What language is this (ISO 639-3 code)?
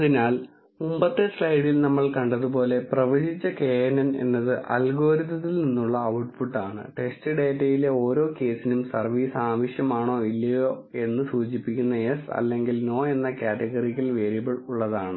mal